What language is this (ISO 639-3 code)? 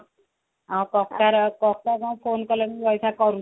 ori